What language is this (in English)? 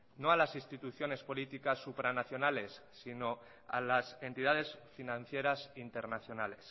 Spanish